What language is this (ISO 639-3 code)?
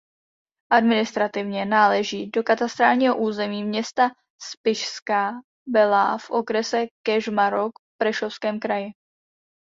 ces